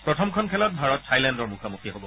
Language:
Assamese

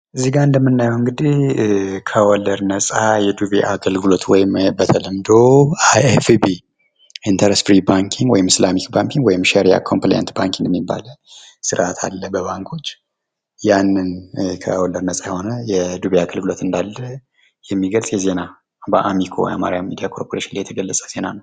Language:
Amharic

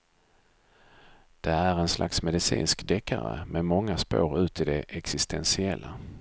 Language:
Swedish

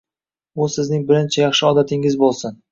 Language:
Uzbek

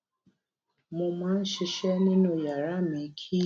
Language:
Yoruba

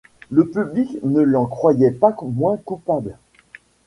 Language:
French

